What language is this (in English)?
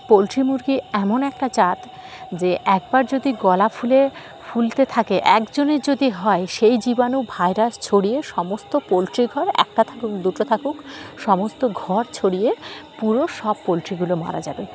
Bangla